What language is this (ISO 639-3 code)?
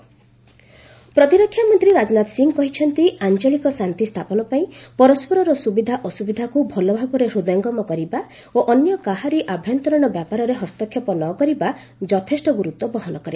ori